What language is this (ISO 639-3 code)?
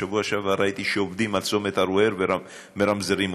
heb